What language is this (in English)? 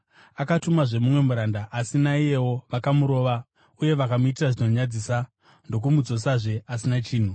Shona